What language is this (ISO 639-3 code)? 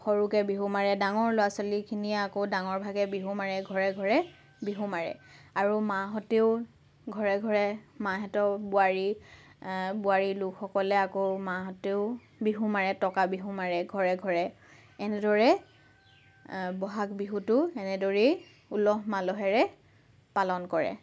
asm